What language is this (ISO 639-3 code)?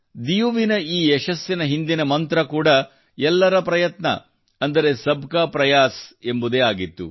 kan